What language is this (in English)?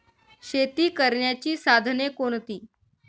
Marathi